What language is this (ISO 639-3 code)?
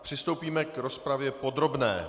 ces